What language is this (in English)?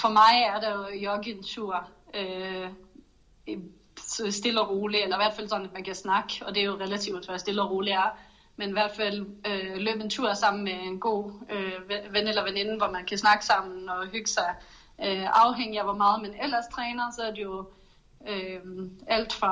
Danish